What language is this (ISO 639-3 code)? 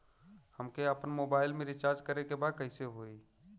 bho